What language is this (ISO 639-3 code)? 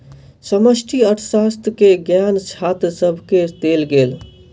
mai